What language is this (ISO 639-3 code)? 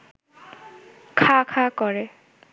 ben